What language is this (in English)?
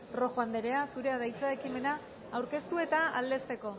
Basque